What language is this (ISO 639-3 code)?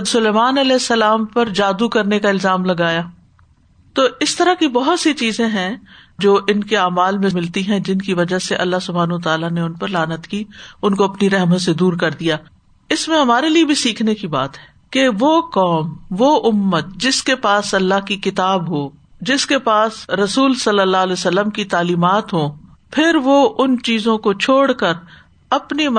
urd